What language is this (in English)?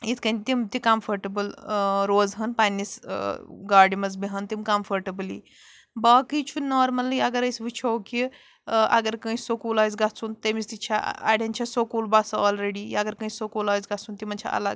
Kashmiri